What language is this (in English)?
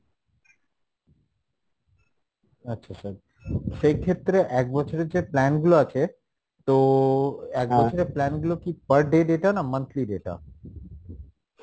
Bangla